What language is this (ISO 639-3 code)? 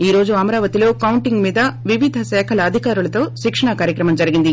tel